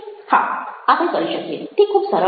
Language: Gujarati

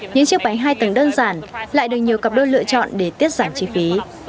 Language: Vietnamese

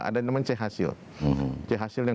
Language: Indonesian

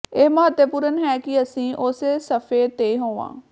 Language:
Punjabi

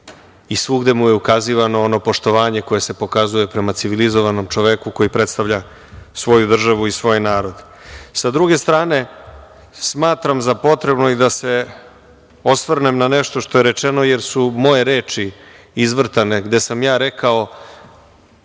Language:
Serbian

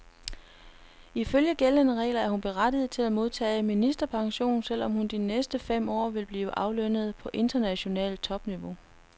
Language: Danish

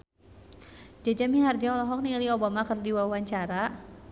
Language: Sundanese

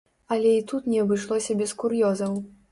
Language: Belarusian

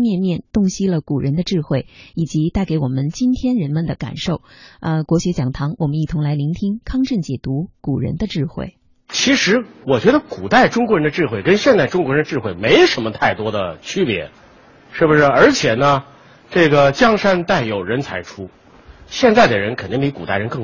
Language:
Chinese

